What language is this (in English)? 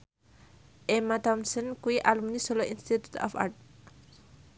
Javanese